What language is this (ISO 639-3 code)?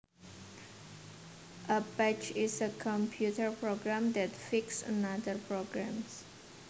jav